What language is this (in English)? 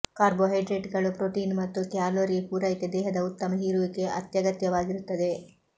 Kannada